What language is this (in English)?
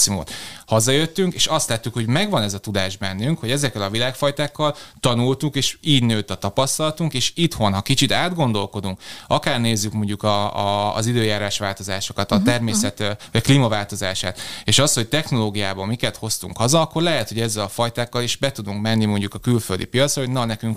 Hungarian